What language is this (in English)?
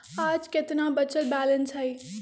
Magahi